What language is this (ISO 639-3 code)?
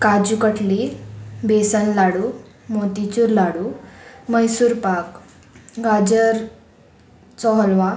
kok